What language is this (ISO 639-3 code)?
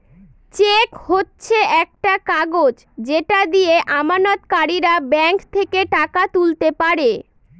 ben